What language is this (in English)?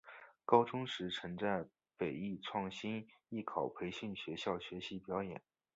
Chinese